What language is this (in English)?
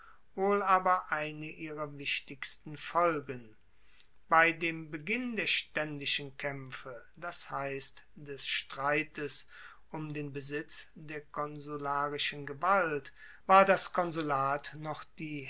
German